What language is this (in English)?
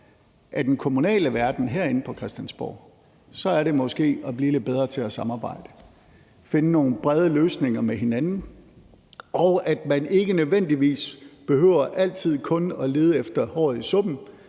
Danish